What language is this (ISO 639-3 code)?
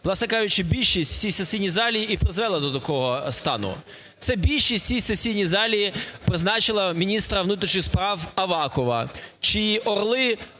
ukr